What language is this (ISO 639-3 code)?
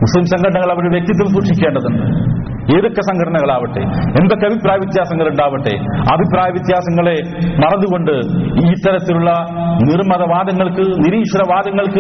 mal